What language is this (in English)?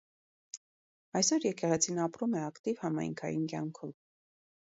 Armenian